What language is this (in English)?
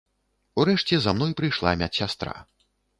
Belarusian